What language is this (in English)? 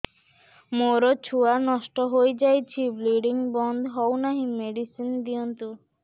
Odia